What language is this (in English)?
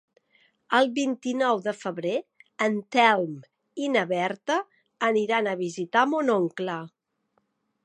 Catalan